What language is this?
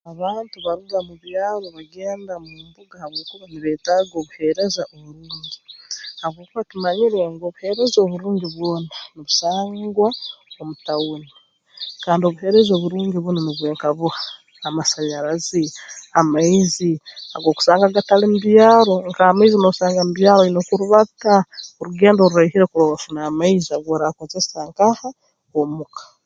Tooro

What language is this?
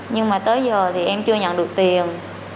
Vietnamese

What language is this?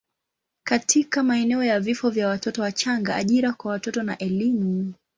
Swahili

